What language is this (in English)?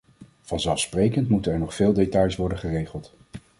Dutch